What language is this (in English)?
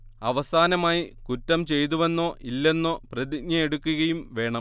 Malayalam